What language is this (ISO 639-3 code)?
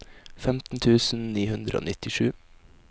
nor